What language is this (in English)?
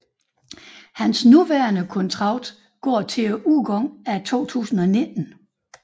Danish